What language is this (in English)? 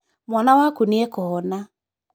Kikuyu